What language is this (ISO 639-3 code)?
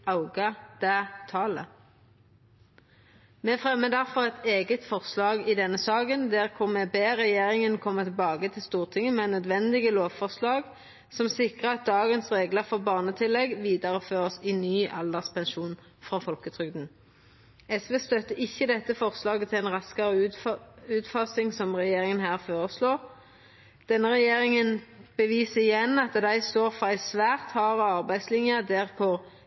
nno